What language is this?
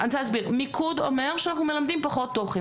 Hebrew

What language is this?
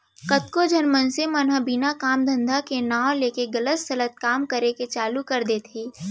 Chhattisgarhi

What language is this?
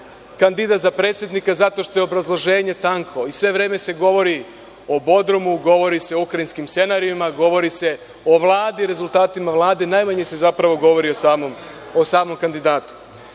Serbian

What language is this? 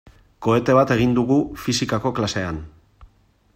Basque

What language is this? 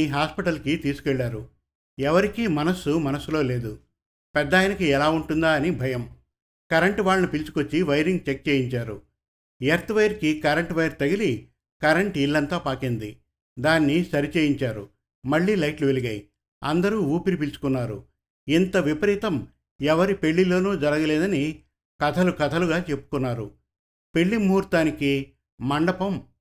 Telugu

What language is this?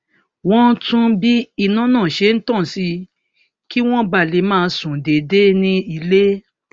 Yoruba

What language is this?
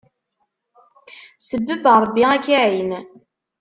Kabyle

